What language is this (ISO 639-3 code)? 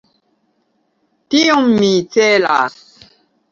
epo